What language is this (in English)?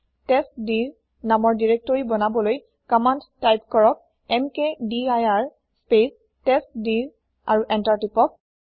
Assamese